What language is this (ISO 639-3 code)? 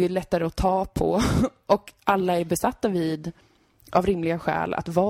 swe